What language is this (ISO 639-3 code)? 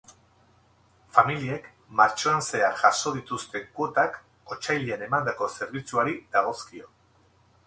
eus